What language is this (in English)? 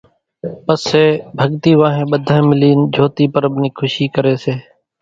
Kachi Koli